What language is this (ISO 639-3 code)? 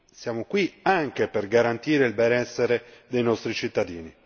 ita